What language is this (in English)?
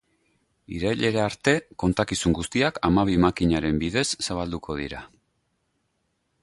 Basque